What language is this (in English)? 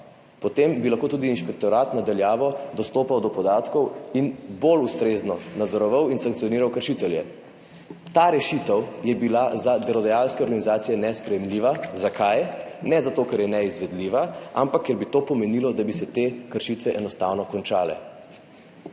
Slovenian